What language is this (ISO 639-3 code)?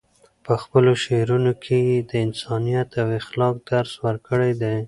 pus